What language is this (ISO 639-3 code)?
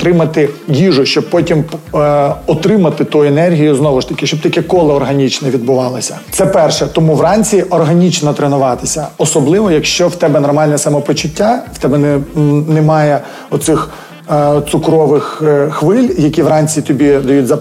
ukr